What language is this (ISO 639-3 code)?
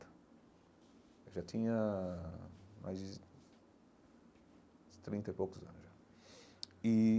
por